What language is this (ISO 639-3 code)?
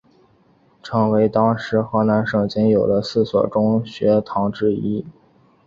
zho